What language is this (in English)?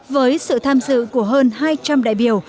Vietnamese